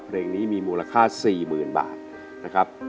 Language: Thai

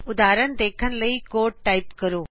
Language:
Punjabi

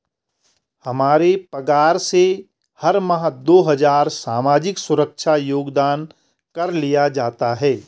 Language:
Hindi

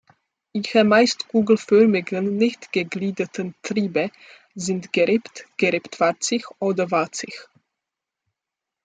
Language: German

